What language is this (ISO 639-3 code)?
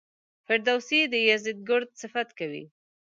pus